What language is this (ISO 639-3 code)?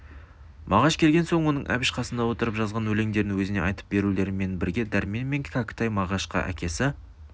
kaz